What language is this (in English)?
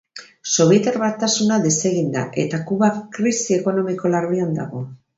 Basque